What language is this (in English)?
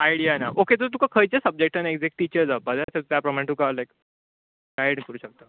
Konkani